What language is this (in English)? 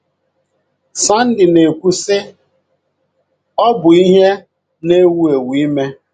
Igbo